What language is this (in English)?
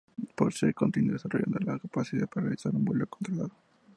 Spanish